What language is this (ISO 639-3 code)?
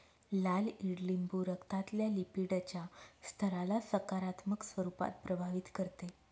mar